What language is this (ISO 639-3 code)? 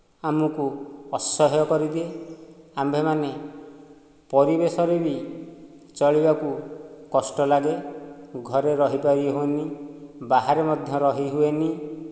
ori